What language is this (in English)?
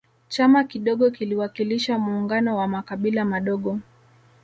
Swahili